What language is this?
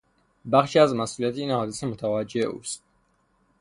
Persian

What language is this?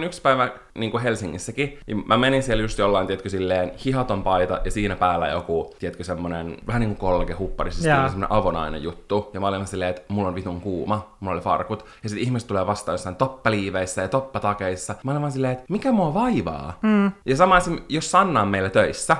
Finnish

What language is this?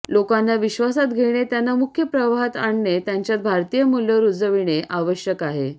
Marathi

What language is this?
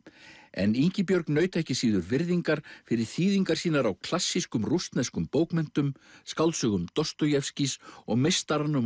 Icelandic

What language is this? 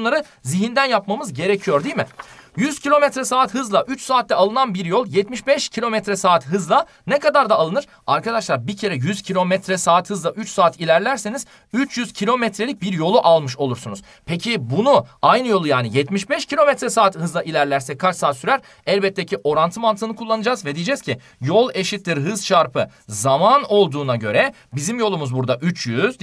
Turkish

